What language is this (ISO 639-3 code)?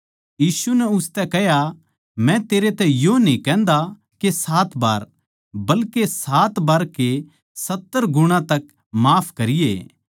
bgc